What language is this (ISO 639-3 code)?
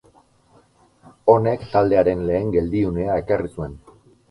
eus